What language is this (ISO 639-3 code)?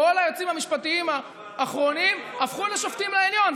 heb